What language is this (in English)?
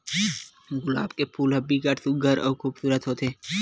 Chhattisgarhi